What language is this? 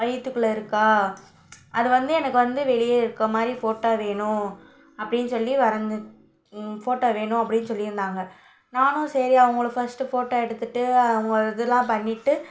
Tamil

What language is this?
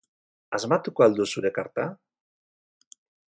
Basque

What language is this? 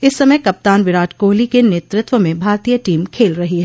Hindi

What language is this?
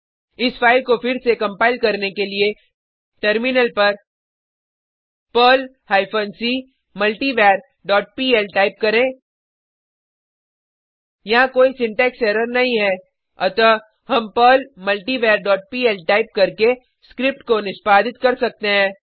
Hindi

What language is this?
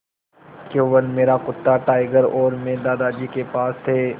Hindi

